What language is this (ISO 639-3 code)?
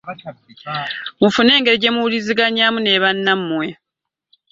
lug